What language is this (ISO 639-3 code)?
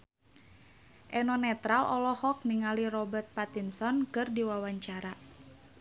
sun